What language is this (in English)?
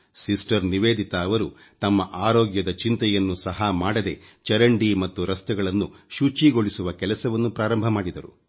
Kannada